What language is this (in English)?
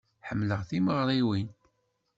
Kabyle